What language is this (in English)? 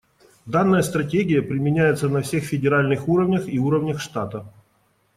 Russian